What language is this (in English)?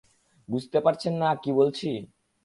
Bangla